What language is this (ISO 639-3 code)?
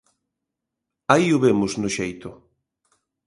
glg